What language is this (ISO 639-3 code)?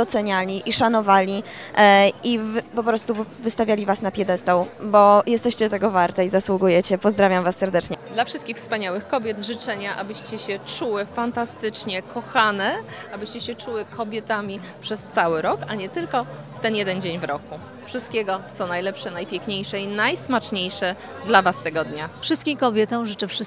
pol